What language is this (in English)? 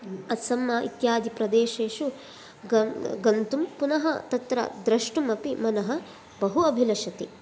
Sanskrit